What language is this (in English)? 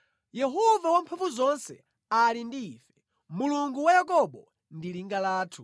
Nyanja